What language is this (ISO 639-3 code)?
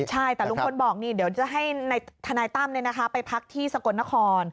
tha